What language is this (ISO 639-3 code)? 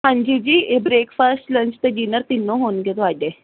pan